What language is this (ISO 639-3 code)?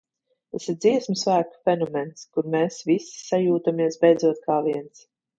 lav